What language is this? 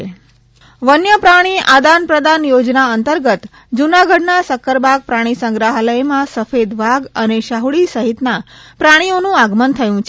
Gujarati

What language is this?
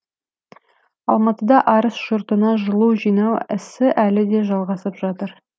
Kazakh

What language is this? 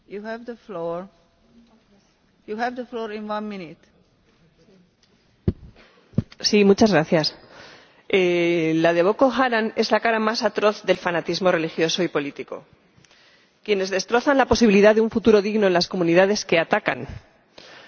Spanish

